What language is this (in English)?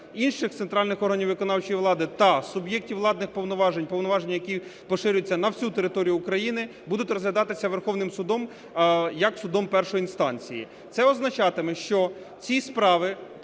Ukrainian